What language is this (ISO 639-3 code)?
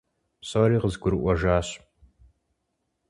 kbd